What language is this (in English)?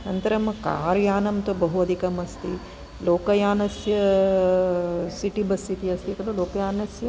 Sanskrit